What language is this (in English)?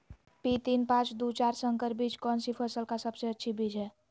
Magahi